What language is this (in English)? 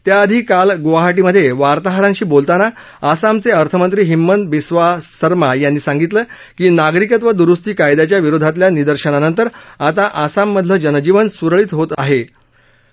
Marathi